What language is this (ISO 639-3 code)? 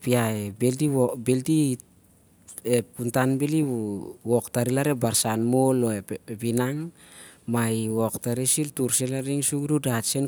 sjr